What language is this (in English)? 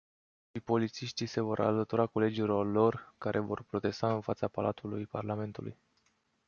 Romanian